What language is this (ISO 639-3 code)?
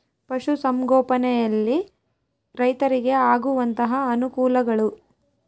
kan